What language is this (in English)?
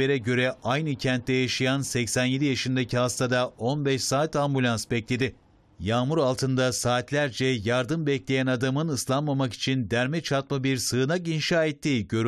Turkish